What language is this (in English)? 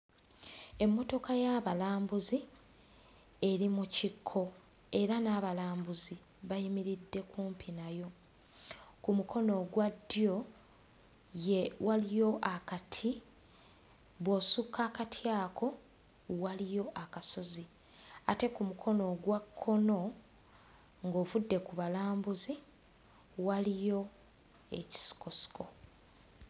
Ganda